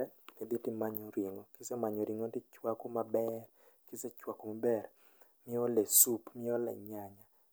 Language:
Luo (Kenya and Tanzania)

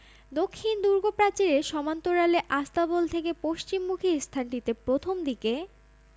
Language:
Bangla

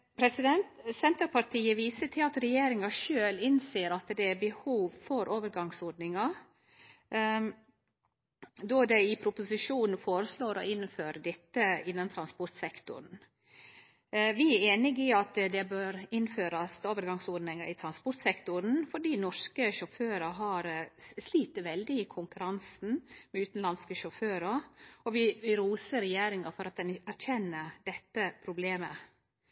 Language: Norwegian Nynorsk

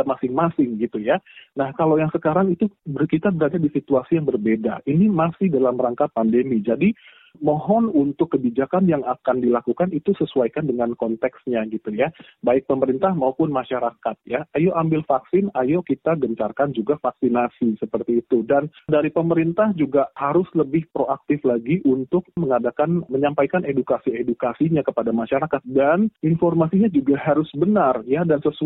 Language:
Indonesian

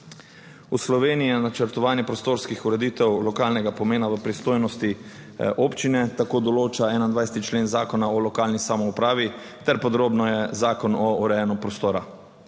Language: Slovenian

